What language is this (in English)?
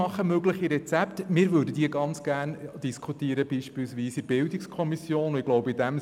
Swiss German